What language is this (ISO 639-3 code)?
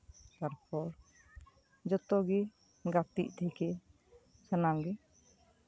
sat